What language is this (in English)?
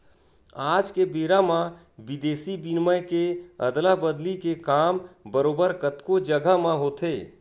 Chhattisgarhi